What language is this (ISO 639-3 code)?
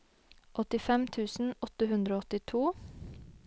nor